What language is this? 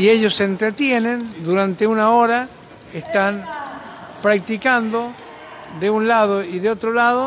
Spanish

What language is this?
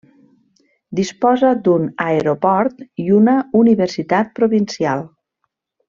Catalan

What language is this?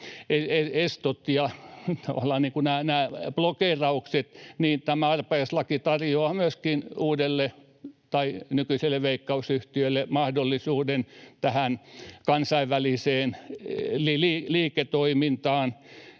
Finnish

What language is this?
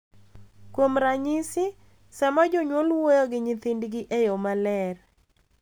Luo (Kenya and Tanzania)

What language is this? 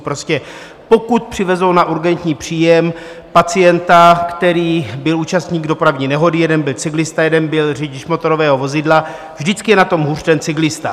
Czech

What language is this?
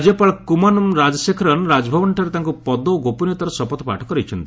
Odia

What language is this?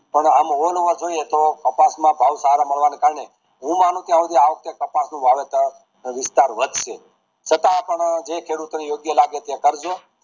Gujarati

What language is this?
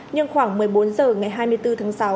Vietnamese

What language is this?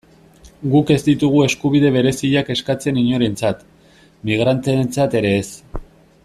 Basque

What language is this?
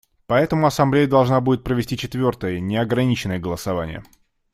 Russian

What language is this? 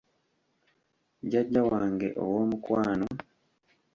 Ganda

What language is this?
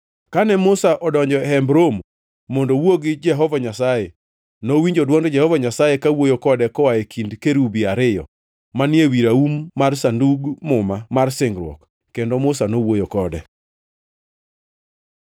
Luo (Kenya and Tanzania)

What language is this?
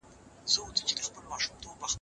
Pashto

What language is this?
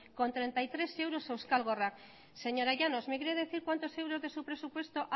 Spanish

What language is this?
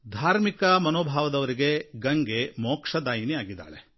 Kannada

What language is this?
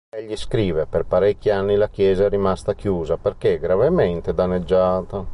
Italian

